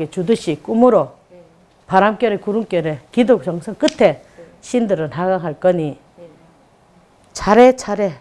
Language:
Korean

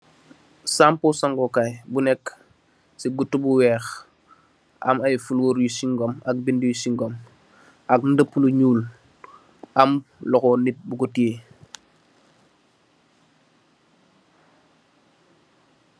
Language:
Wolof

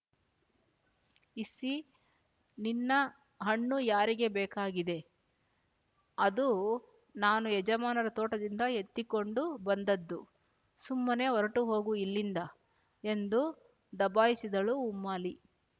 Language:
Kannada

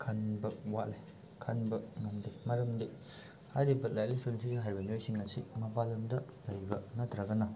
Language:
Manipuri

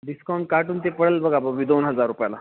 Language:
Marathi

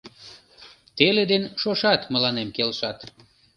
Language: Mari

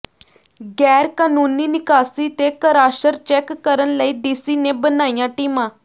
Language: Punjabi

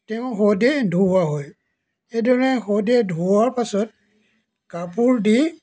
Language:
Assamese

